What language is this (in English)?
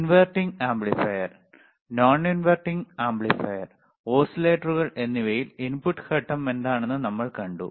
Malayalam